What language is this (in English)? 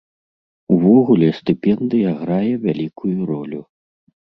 Belarusian